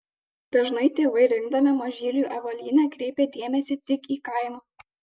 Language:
Lithuanian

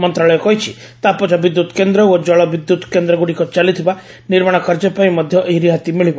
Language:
Odia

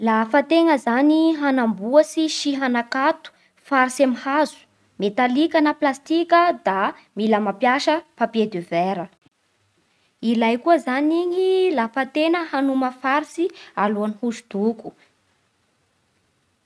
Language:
Bara Malagasy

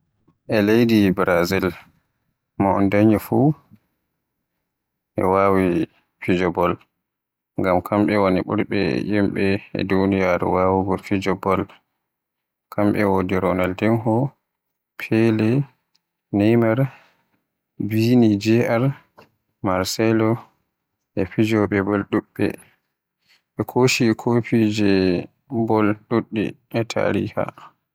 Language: Western Niger Fulfulde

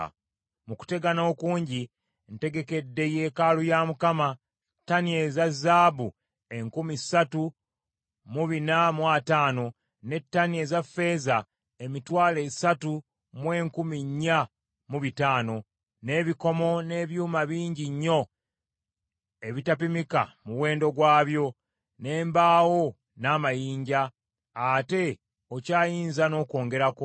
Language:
Ganda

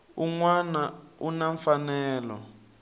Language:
Tsonga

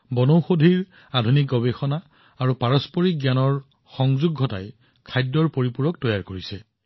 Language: Assamese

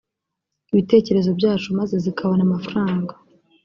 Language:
Kinyarwanda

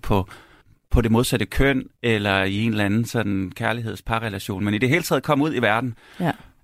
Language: Danish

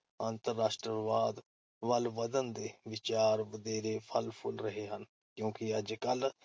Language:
Punjabi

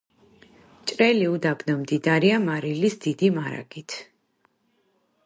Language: Georgian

